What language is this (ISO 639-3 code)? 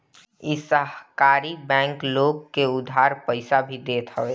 bho